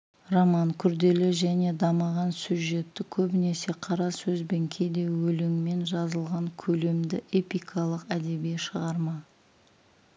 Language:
Kazakh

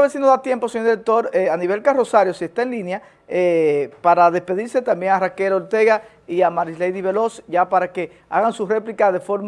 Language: Spanish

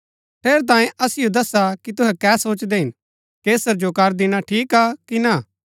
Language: Gaddi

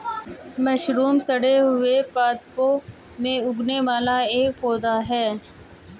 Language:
Hindi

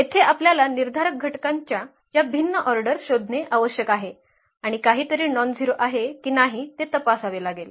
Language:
Marathi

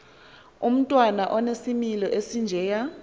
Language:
Xhosa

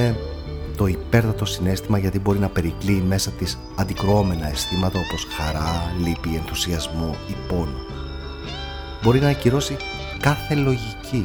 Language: Greek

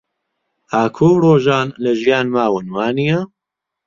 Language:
Central Kurdish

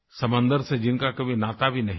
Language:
Hindi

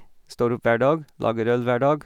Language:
Norwegian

